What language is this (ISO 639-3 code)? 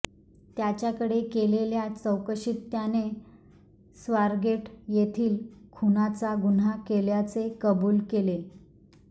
mar